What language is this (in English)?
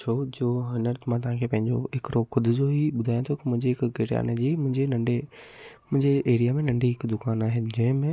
Sindhi